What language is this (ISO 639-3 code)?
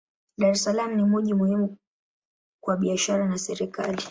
swa